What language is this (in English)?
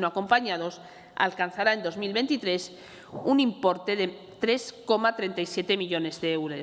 Spanish